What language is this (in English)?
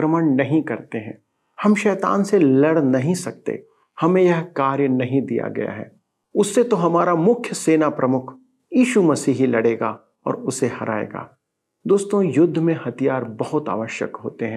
Hindi